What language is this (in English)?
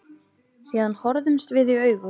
Icelandic